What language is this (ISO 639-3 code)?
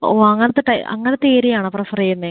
mal